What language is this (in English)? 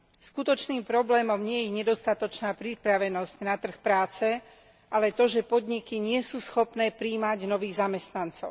Slovak